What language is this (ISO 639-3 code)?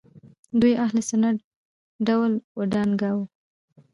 pus